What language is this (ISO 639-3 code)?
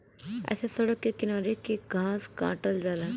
bho